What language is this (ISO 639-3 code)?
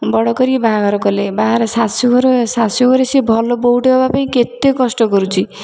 ori